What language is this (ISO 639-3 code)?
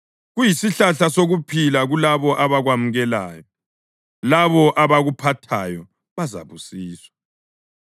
nde